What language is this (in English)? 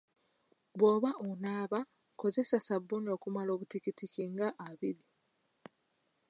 Ganda